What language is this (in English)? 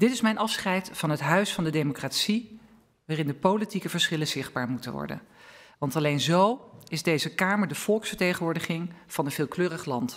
Dutch